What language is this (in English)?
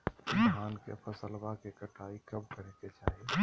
Magahi